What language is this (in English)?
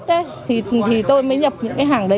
Vietnamese